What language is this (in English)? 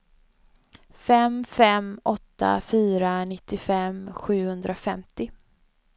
Swedish